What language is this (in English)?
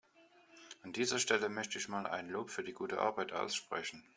German